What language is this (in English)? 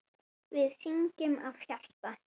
Icelandic